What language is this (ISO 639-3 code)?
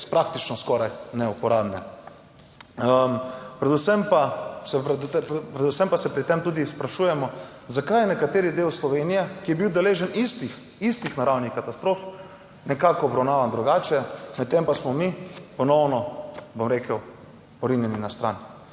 slv